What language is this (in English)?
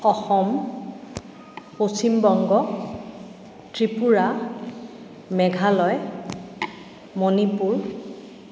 Assamese